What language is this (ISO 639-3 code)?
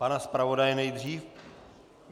ces